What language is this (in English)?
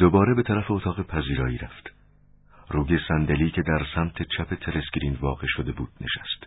Persian